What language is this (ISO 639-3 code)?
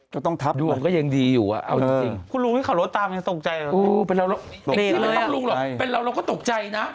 tha